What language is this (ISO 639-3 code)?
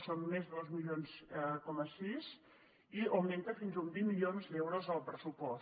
cat